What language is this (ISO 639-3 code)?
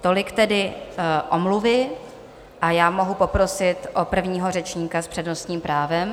ces